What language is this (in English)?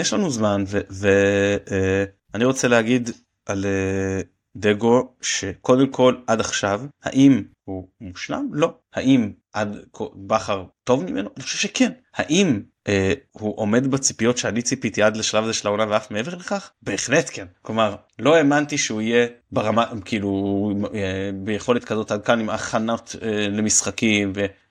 Hebrew